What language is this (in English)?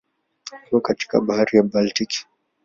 Swahili